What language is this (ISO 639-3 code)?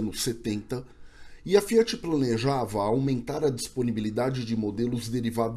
por